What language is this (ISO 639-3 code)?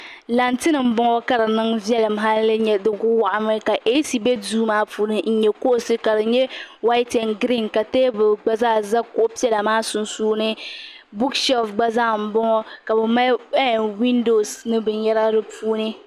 dag